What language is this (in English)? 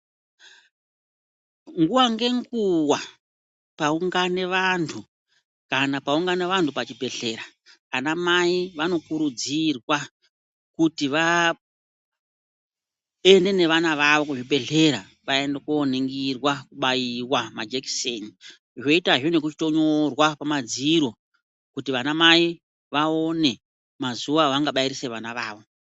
Ndau